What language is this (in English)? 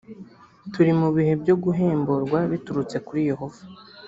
Kinyarwanda